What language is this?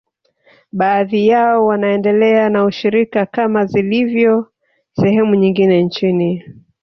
Swahili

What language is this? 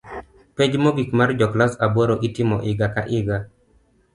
Luo (Kenya and Tanzania)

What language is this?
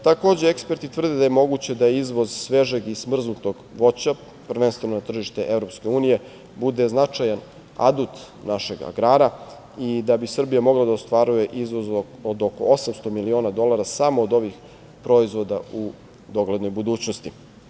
Serbian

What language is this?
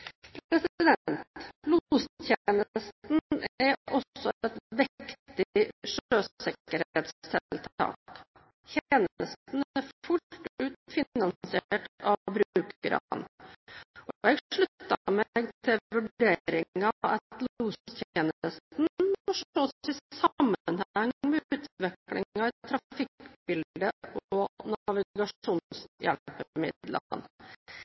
Norwegian Bokmål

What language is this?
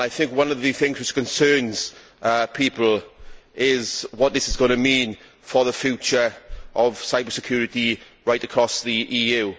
English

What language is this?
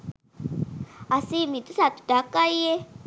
Sinhala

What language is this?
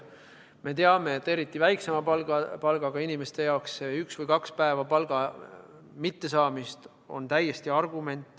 Estonian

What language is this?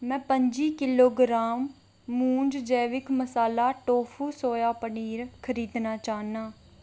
Dogri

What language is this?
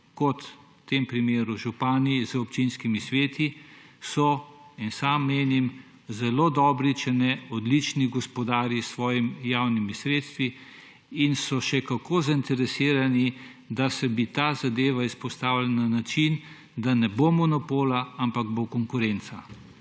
Slovenian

